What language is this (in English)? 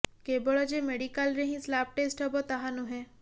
Odia